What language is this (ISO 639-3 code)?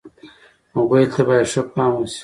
pus